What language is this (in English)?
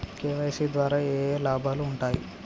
Telugu